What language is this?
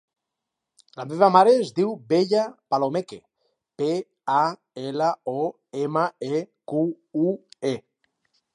Catalan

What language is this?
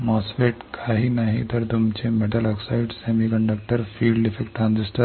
Marathi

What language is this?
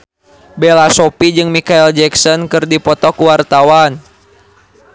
Sundanese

